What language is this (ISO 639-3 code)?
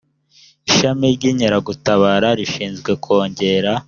kin